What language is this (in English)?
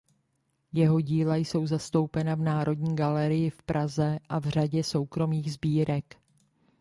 Czech